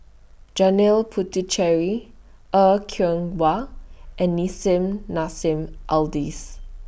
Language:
English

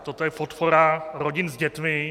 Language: Czech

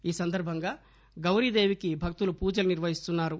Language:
Telugu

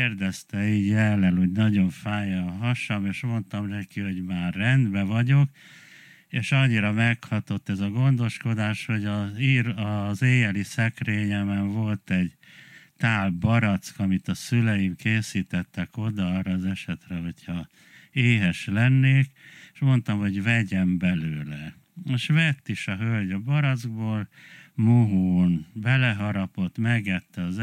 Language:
Hungarian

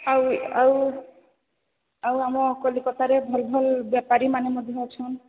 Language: Odia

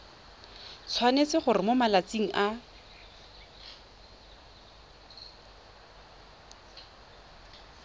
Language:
Tswana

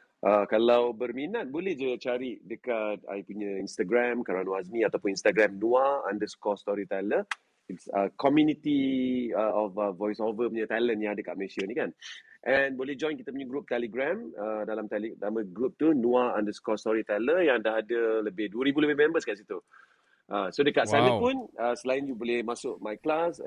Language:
Malay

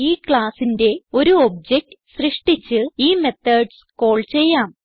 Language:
Malayalam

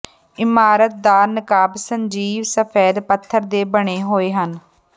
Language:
Punjabi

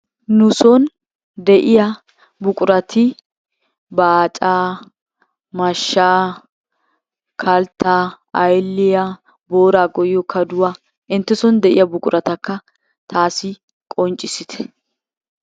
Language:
Wolaytta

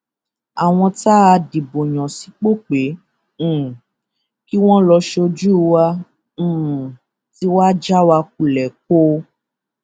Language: Yoruba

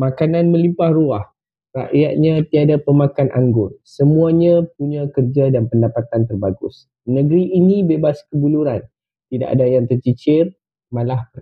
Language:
Malay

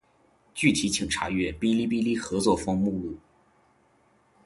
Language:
Chinese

